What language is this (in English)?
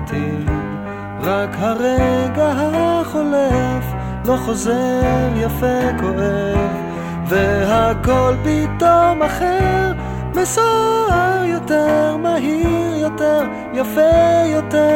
Hebrew